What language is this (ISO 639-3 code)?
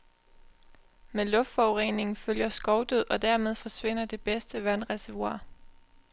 dan